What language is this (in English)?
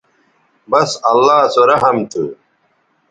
Bateri